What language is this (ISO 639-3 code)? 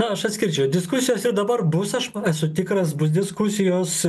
lit